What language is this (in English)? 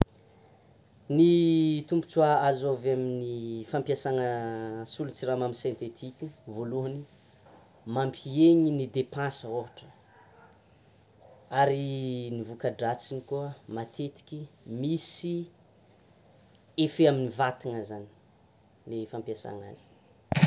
Tsimihety Malagasy